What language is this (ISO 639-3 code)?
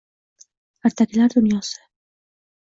uzb